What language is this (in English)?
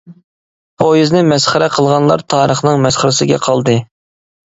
Uyghur